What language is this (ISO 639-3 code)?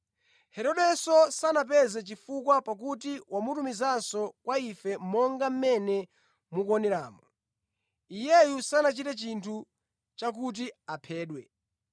nya